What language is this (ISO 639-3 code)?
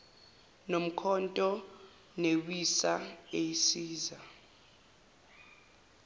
zul